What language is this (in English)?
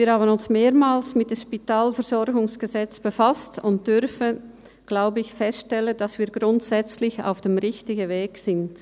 Swiss German